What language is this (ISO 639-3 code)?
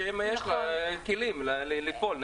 heb